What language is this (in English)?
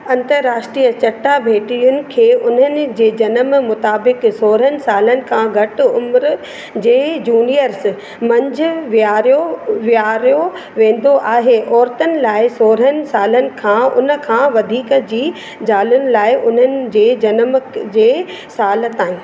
Sindhi